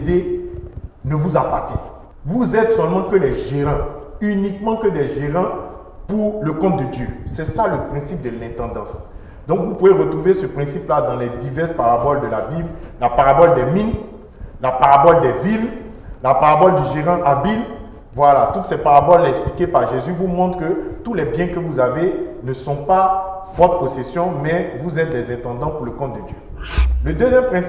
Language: French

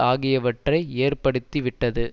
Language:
Tamil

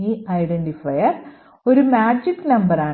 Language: Malayalam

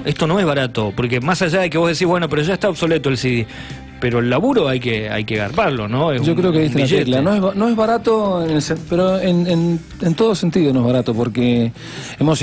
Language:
Spanish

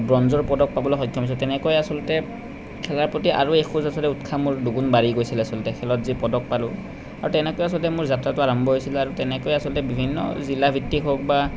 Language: Assamese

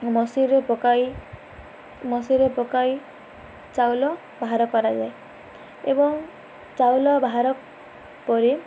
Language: Odia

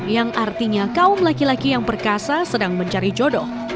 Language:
Indonesian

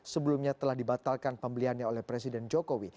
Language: Indonesian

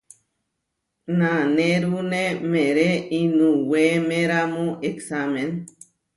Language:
Huarijio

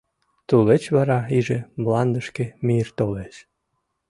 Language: Mari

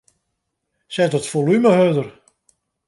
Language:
Western Frisian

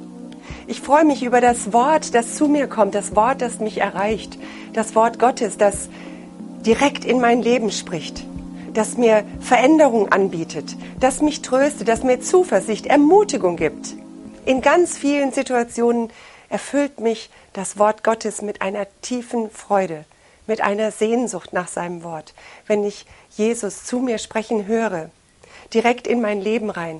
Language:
German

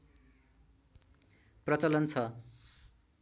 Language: Nepali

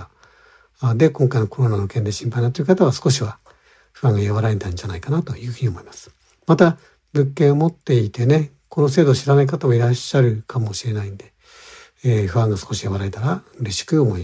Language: Japanese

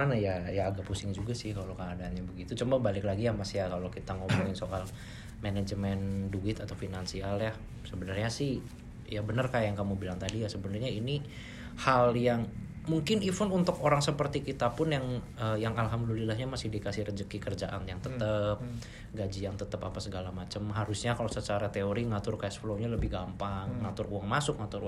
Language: Indonesian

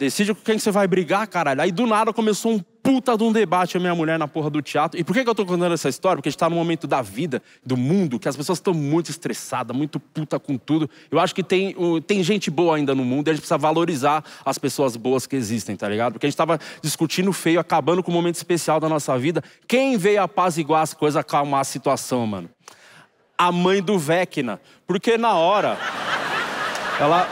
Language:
Portuguese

